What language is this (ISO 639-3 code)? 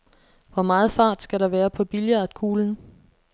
dan